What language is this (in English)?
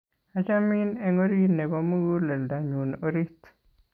Kalenjin